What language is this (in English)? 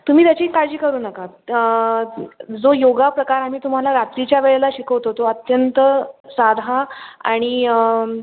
Marathi